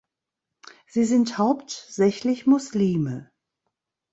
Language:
German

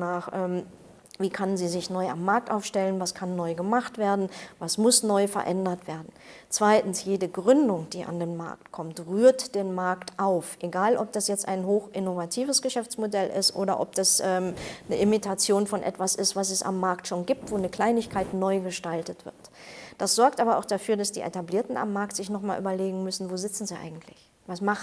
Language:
German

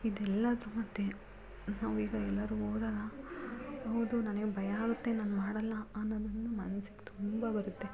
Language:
Kannada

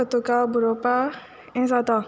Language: Konkani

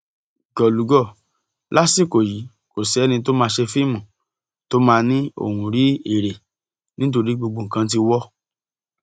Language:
Yoruba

